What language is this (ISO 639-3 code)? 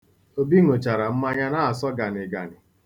ibo